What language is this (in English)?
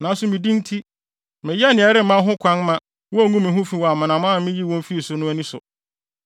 Akan